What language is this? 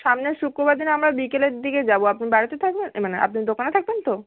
Bangla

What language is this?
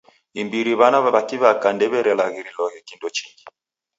Taita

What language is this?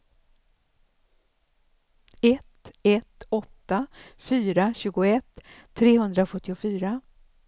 Swedish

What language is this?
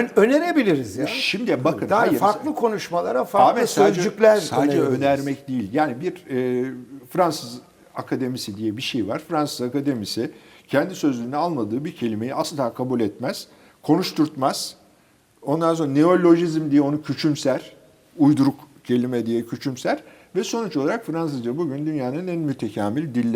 Turkish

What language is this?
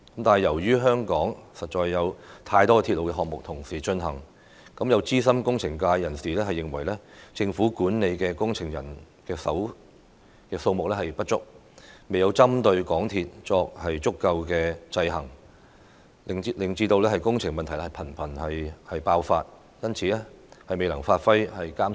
Cantonese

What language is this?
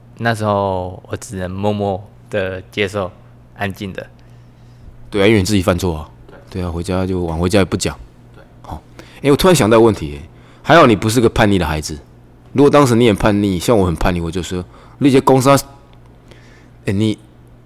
Chinese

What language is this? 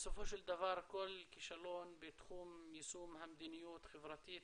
Hebrew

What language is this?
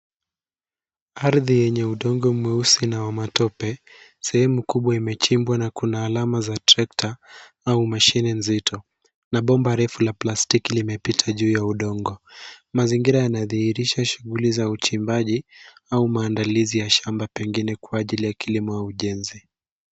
Swahili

